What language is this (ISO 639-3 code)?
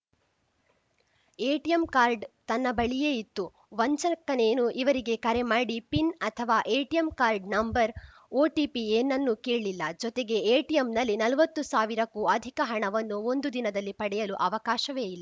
kan